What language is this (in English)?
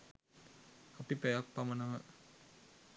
Sinhala